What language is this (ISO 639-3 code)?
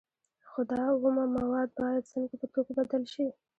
pus